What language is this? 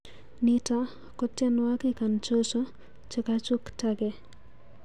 Kalenjin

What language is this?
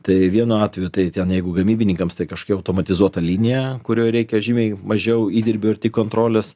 Lithuanian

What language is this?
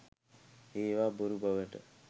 Sinhala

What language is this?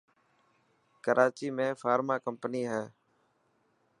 Dhatki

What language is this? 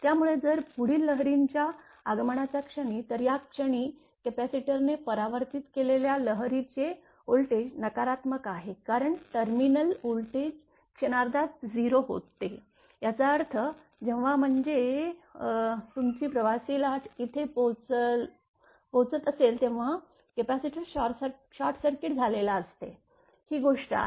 Marathi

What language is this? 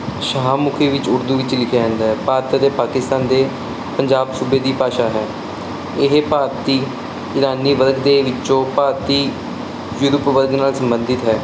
Punjabi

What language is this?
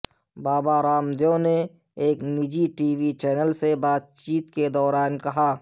Urdu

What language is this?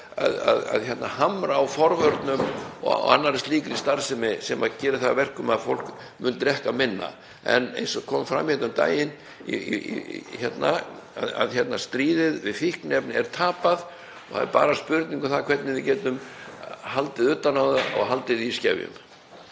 Icelandic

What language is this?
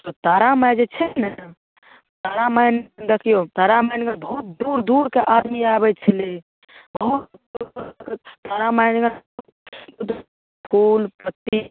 Maithili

